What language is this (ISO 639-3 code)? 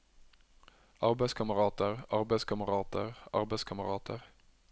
nor